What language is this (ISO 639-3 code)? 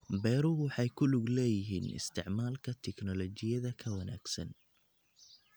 som